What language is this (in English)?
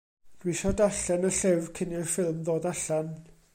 Welsh